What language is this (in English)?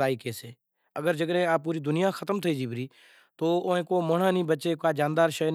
Kachi Koli